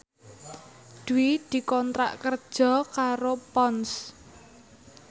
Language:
Javanese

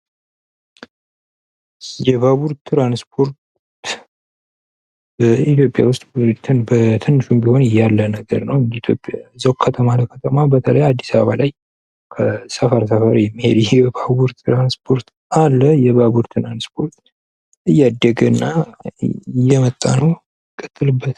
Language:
Amharic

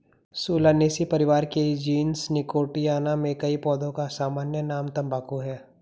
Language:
Hindi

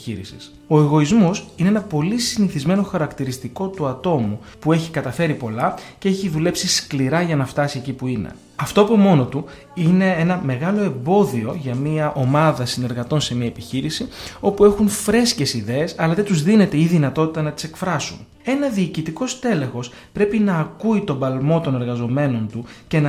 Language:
Greek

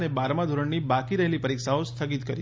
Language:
Gujarati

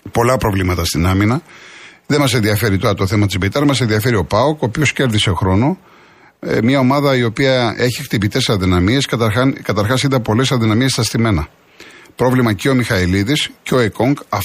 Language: Greek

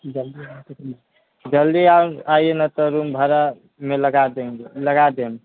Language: Maithili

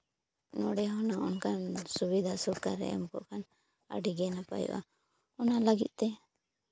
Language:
Santali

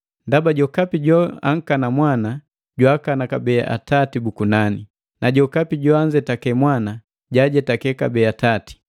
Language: Matengo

